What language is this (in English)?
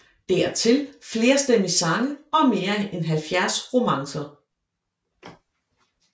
Danish